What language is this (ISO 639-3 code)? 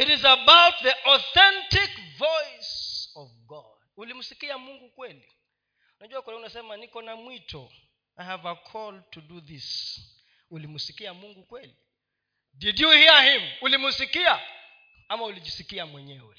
swa